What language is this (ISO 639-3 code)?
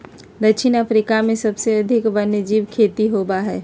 mag